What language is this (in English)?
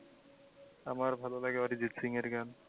Bangla